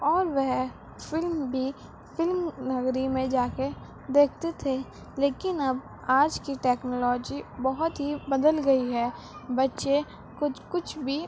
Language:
Urdu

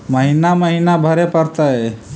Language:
Magahi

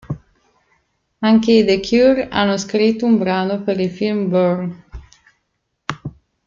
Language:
Italian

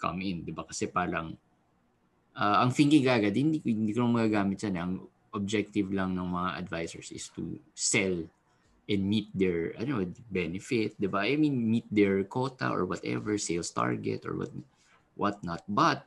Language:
Filipino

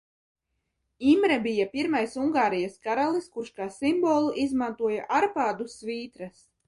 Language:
Latvian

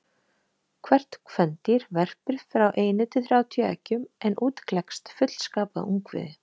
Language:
Icelandic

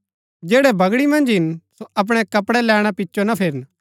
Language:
Gaddi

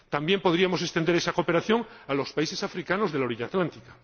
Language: Spanish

